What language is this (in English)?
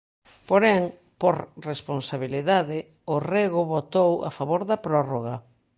Galician